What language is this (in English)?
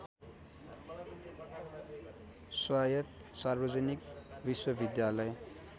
Nepali